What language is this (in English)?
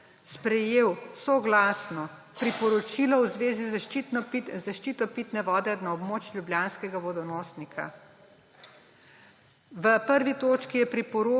Slovenian